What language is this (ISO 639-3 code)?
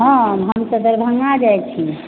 mai